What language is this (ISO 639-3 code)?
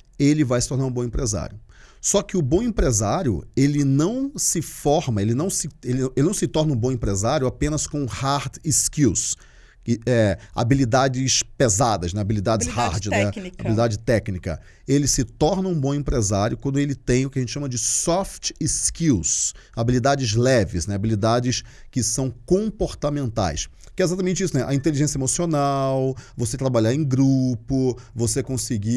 por